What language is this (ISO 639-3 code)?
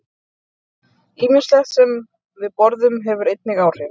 isl